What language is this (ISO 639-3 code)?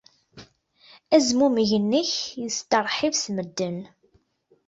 kab